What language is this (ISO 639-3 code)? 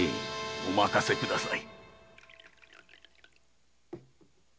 jpn